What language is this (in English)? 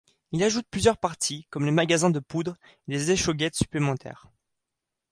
French